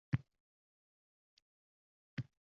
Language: Uzbek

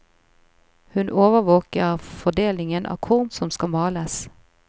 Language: Norwegian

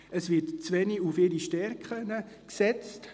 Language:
Swiss German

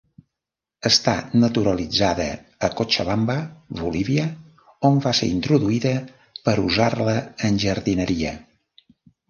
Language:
Catalan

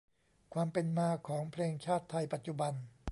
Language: Thai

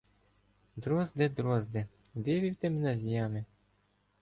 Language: Ukrainian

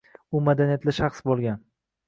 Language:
Uzbek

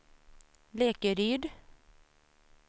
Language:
Swedish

